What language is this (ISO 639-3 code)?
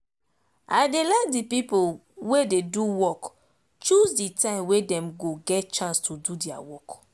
pcm